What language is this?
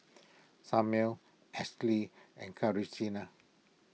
English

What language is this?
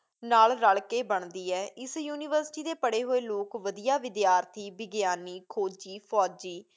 Punjabi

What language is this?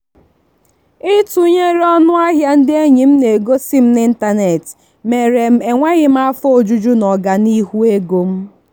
Igbo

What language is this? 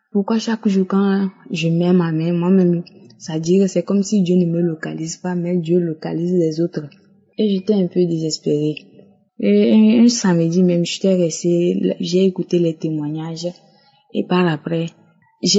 French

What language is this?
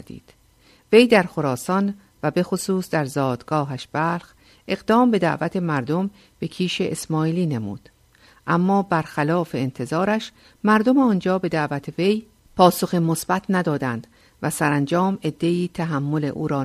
Persian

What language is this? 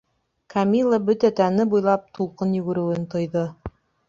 Bashkir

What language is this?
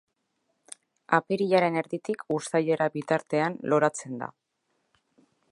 Basque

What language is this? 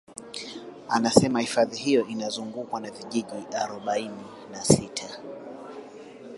Swahili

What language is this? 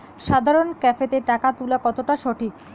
Bangla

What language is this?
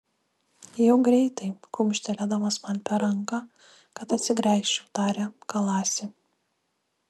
Lithuanian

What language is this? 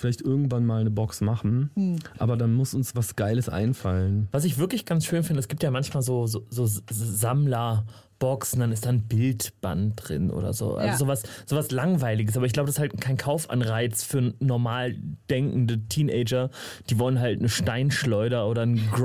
German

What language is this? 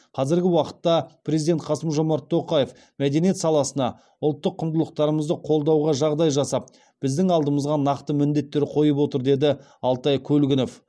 Kazakh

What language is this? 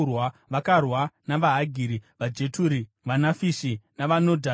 Shona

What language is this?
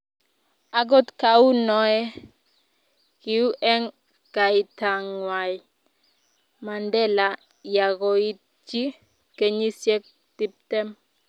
Kalenjin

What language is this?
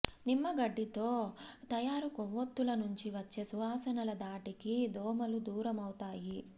Telugu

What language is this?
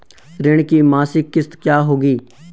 Hindi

